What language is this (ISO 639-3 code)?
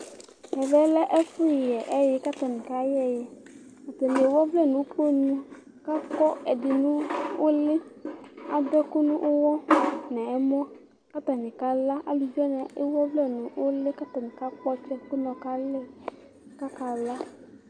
kpo